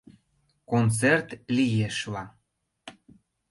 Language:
Mari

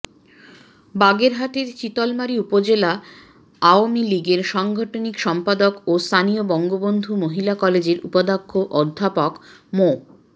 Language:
Bangla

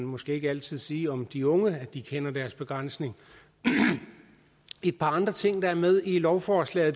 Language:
Danish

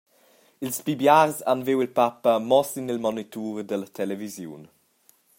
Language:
Romansh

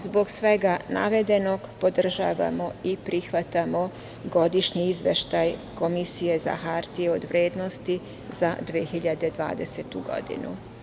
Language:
Serbian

